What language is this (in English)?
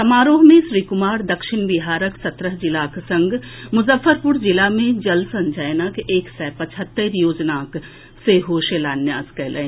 Maithili